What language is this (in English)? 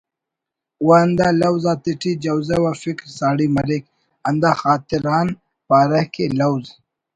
Brahui